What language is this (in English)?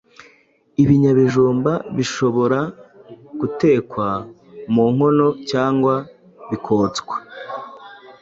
Kinyarwanda